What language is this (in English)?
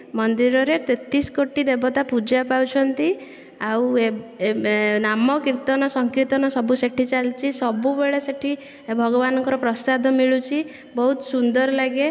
Odia